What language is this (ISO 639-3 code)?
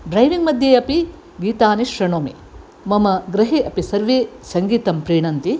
san